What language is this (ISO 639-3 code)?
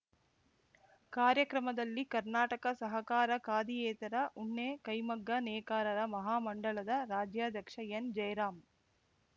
kan